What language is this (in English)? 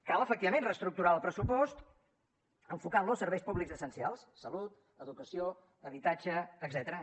Catalan